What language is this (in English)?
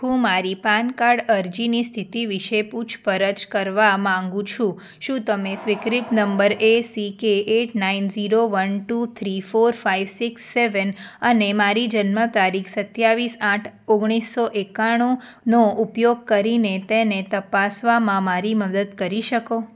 Gujarati